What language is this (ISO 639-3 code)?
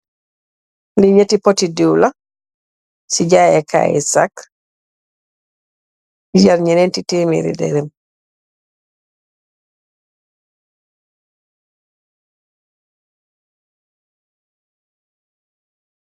wol